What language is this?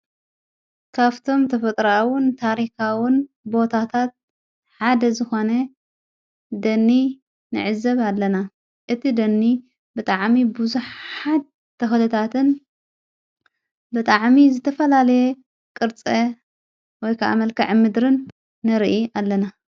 Tigrinya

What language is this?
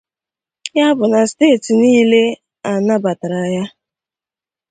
Igbo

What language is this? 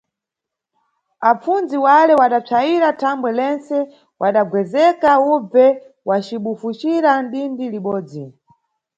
Nyungwe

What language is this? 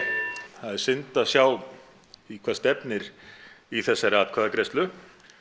Icelandic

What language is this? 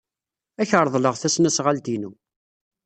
Kabyle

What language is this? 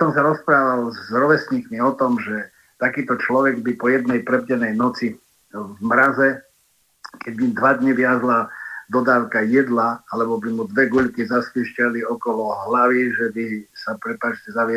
Slovak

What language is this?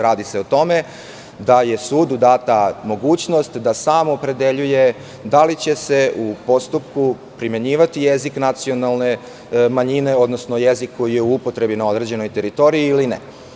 Serbian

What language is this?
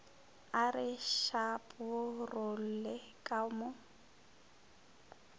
Northern Sotho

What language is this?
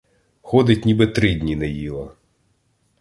Ukrainian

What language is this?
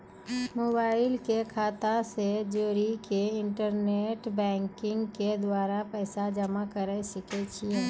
Maithili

